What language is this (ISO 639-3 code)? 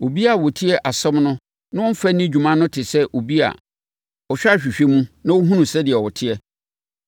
aka